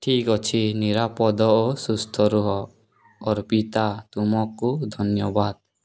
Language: Odia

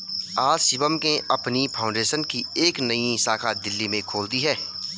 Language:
Hindi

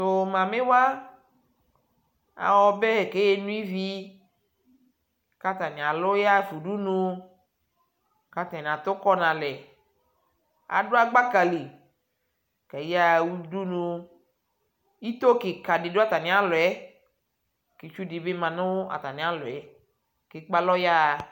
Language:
Ikposo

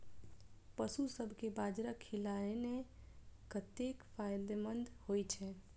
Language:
Maithili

